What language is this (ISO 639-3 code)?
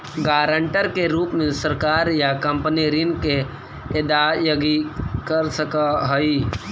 mag